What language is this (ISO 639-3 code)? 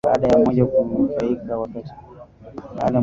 swa